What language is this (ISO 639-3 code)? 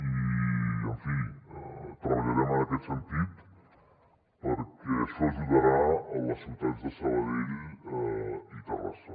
cat